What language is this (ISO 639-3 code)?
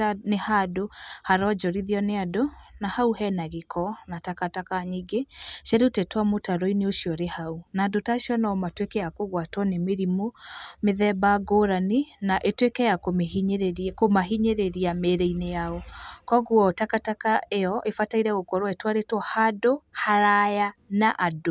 kik